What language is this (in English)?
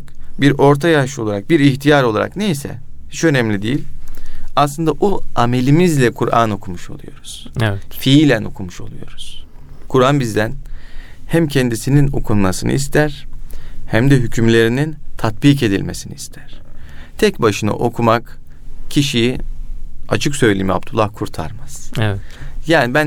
Turkish